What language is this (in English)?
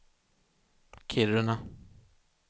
Swedish